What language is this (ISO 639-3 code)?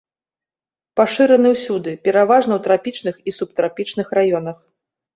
bel